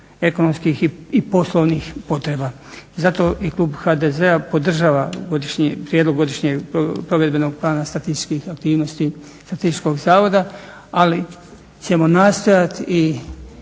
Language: Croatian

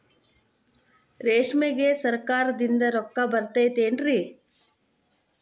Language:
Kannada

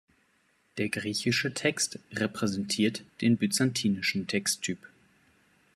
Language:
German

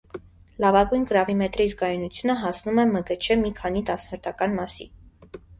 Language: Armenian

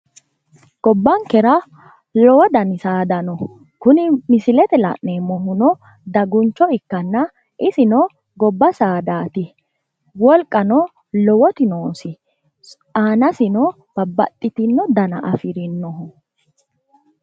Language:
Sidamo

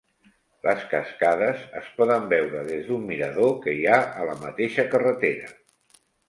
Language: Catalan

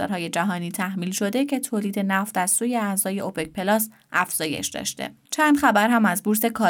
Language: Persian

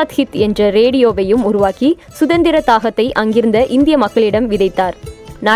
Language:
Tamil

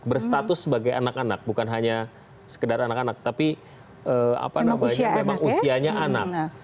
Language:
Indonesian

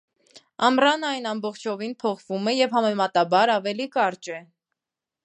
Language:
Armenian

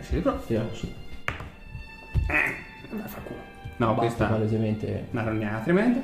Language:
Italian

